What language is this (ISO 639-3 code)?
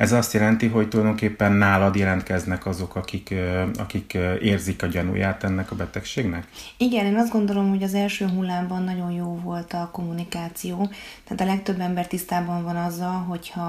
hun